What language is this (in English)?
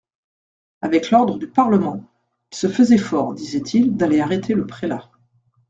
French